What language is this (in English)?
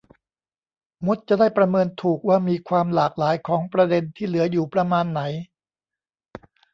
Thai